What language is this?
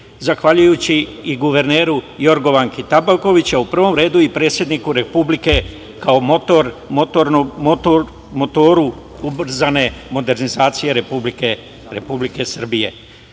Serbian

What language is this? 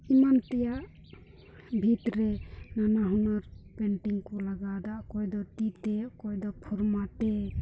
Santali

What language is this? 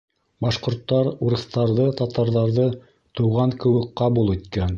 Bashkir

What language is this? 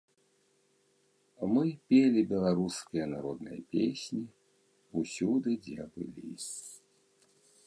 Belarusian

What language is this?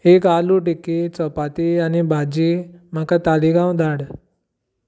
Konkani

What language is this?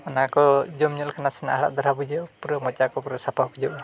Santali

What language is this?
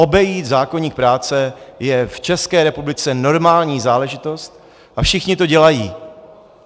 Czech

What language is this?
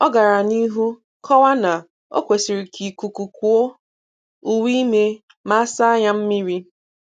Igbo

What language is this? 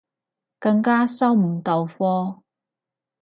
Cantonese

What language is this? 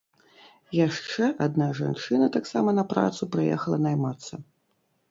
Belarusian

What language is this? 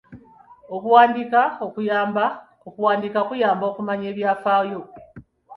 Ganda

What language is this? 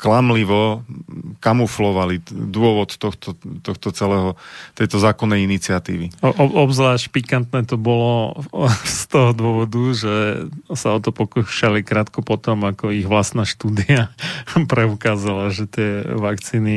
Slovak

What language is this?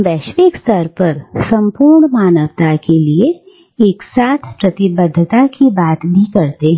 Hindi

